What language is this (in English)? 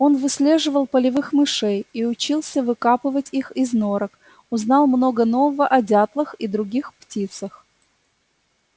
Russian